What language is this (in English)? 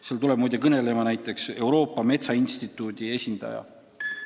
Estonian